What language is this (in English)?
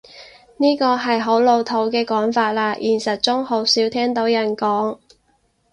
Cantonese